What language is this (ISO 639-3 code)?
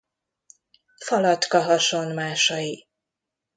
hun